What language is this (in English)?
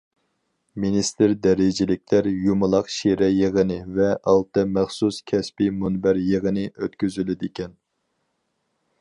Uyghur